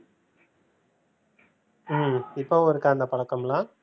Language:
Tamil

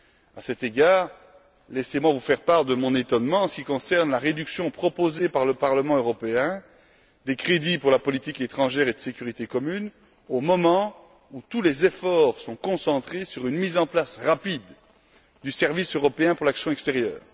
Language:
French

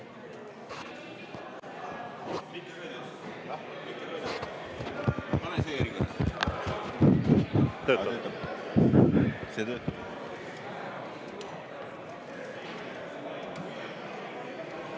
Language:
Estonian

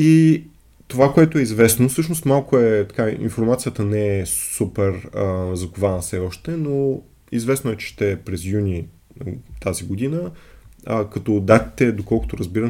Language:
Bulgarian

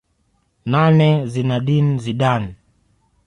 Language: Swahili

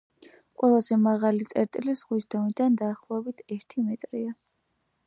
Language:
Georgian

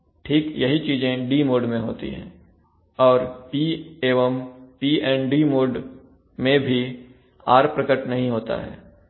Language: Hindi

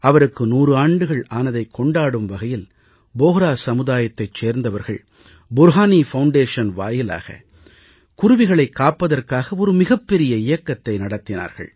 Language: Tamil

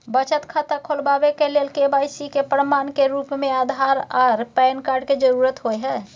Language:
Maithili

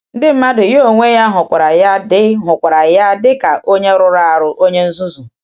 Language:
Igbo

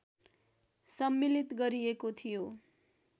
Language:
Nepali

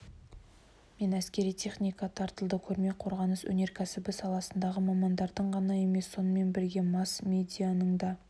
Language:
Kazakh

